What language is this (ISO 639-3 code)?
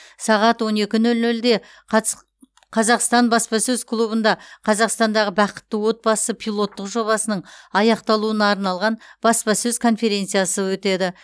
kaz